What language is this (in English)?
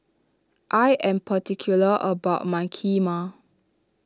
English